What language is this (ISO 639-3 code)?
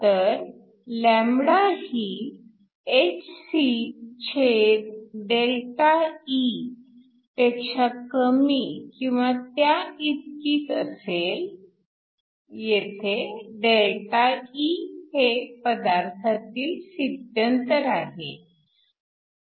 mar